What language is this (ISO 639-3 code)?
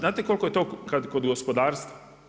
hrv